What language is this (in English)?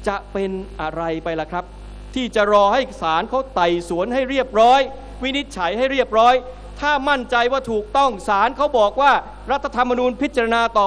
Thai